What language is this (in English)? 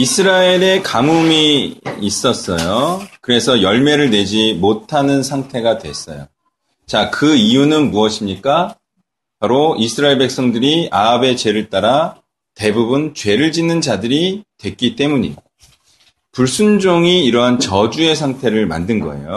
Korean